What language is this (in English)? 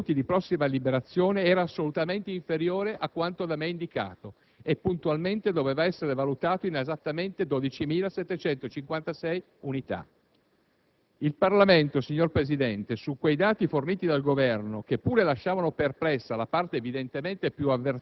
Italian